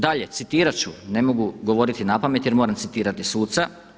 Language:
Croatian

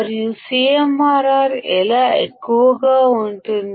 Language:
Telugu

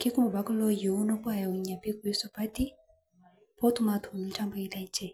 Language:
Masai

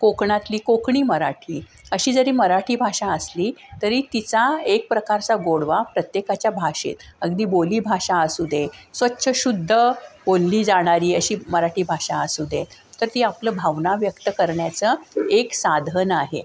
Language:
Marathi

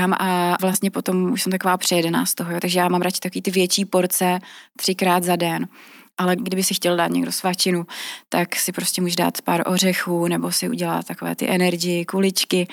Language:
Czech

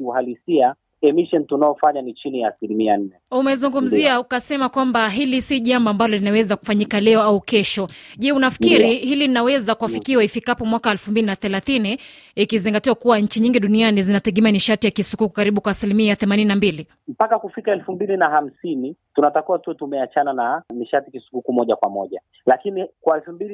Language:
Swahili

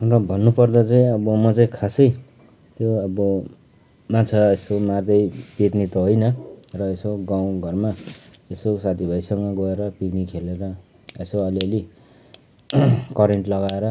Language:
Nepali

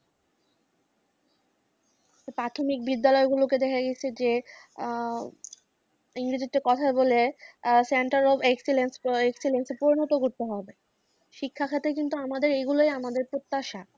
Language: Bangla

